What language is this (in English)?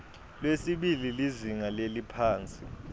Swati